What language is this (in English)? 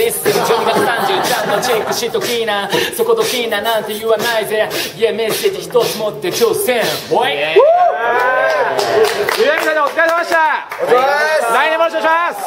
Japanese